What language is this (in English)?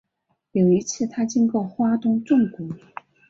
Chinese